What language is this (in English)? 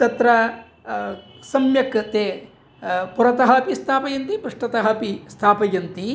Sanskrit